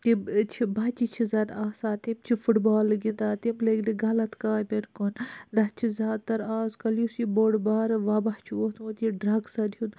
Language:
Kashmiri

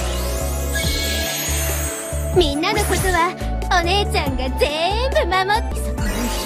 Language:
Japanese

